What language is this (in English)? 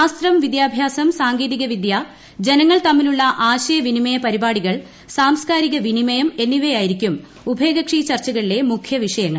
Malayalam